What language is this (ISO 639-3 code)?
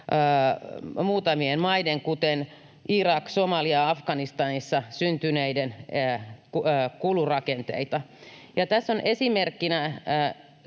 fin